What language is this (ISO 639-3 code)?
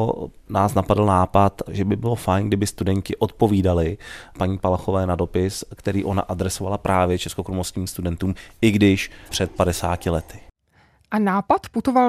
ces